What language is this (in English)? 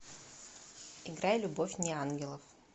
Russian